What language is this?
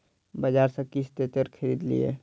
Maithili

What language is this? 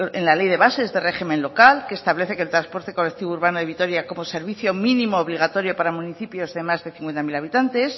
Spanish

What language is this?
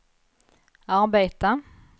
Swedish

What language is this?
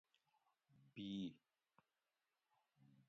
Gawri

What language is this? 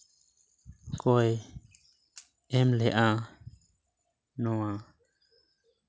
Santali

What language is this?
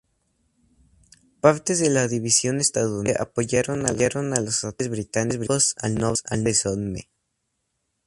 Spanish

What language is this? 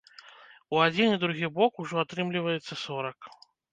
Belarusian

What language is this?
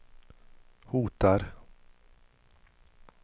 Swedish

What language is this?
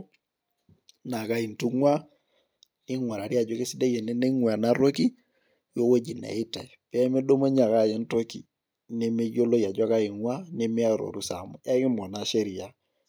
Masai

